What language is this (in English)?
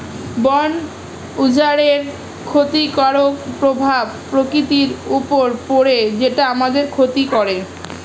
Bangla